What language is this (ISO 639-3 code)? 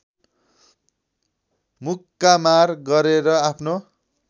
nep